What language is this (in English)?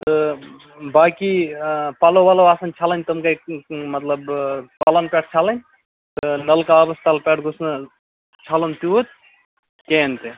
Kashmiri